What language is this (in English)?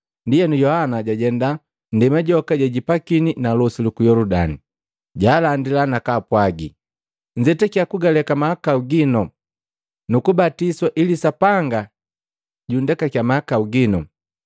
Matengo